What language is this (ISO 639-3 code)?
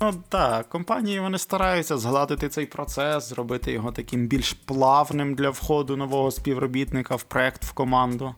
ukr